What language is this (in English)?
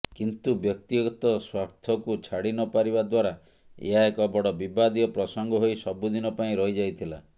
Odia